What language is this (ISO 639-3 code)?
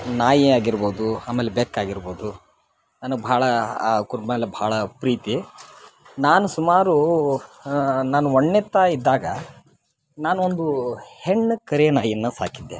kan